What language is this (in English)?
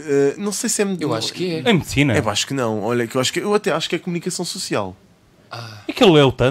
Portuguese